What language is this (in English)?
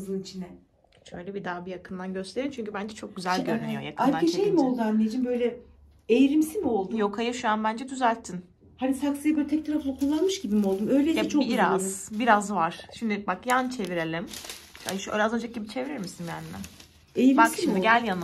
Turkish